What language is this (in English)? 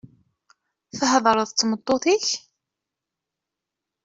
Kabyle